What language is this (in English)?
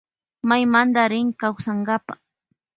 Loja Highland Quichua